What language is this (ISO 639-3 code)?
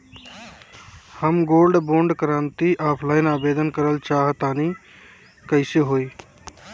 bho